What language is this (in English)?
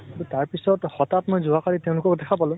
Assamese